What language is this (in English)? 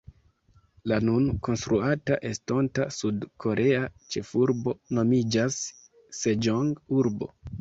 Esperanto